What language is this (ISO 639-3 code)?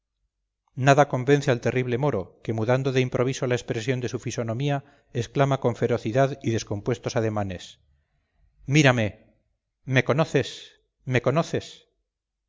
spa